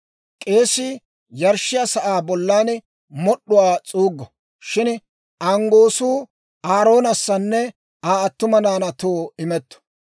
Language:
Dawro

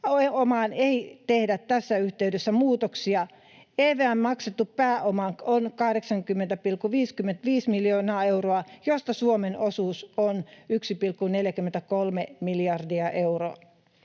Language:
Finnish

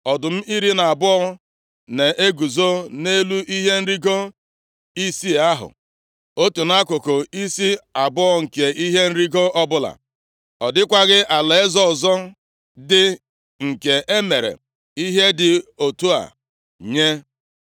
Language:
Igbo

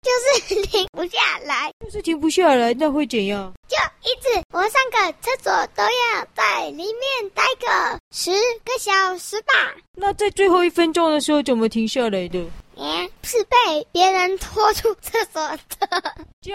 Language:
Chinese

